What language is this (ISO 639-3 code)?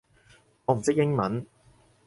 yue